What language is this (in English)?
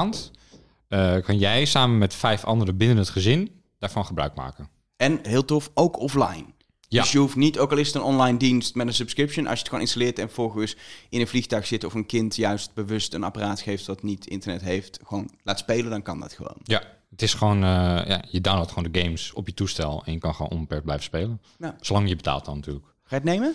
Dutch